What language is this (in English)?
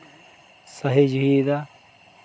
Santali